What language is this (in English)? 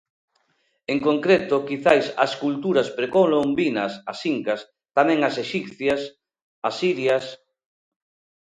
Galician